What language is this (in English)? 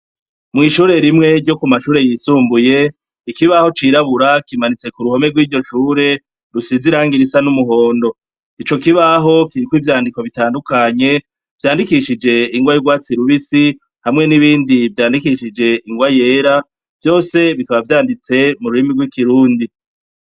Rundi